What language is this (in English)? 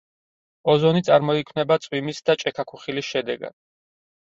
Georgian